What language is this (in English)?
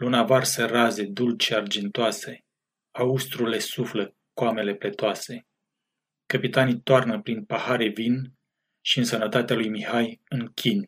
Romanian